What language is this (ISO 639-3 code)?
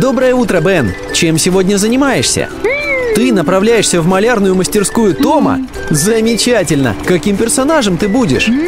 rus